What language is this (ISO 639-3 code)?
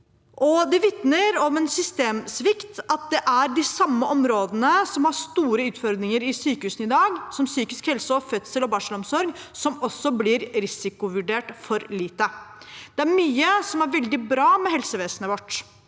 nor